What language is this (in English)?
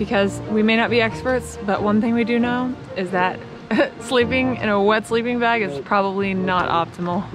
English